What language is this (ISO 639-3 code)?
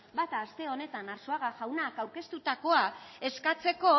eus